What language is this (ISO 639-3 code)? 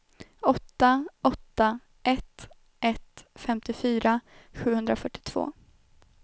swe